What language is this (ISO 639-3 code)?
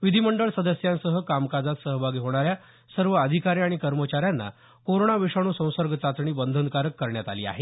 mar